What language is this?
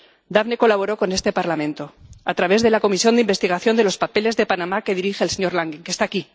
Spanish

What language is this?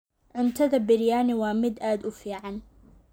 Somali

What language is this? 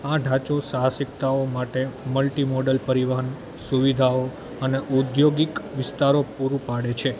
Gujarati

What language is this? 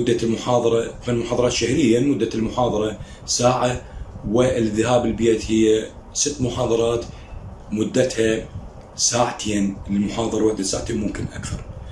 Arabic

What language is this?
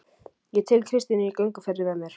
Icelandic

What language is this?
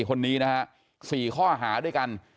Thai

